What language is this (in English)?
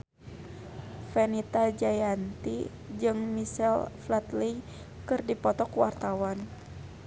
Sundanese